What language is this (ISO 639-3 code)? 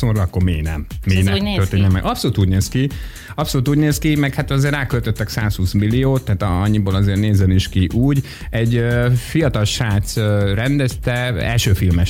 hun